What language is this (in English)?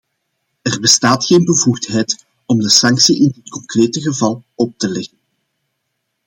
Dutch